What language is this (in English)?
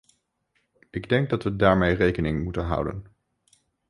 Dutch